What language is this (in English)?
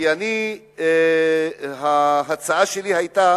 Hebrew